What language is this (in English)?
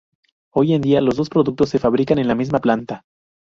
Spanish